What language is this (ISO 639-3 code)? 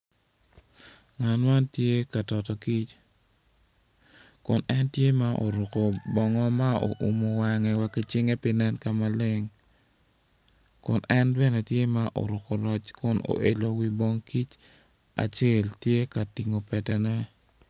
ach